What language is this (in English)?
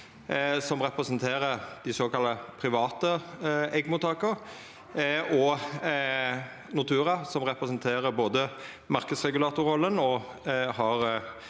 Norwegian